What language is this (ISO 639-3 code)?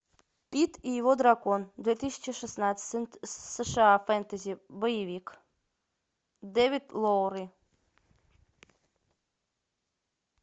rus